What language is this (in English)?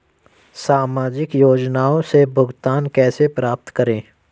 Hindi